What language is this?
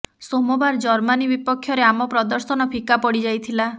Odia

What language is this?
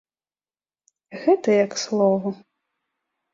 Belarusian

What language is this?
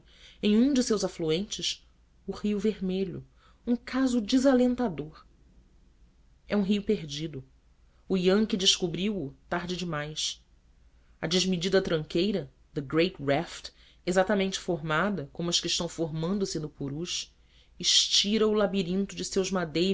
Portuguese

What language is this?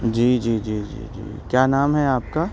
Urdu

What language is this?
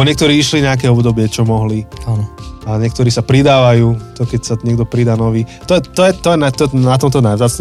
Slovak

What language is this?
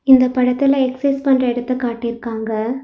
Tamil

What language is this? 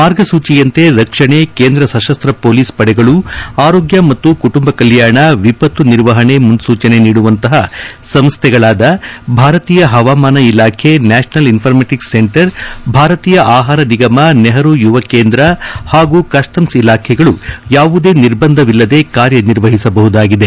Kannada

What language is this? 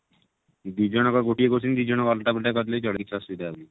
Odia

